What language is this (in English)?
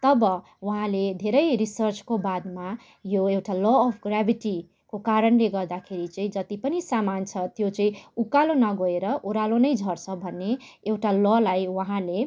Nepali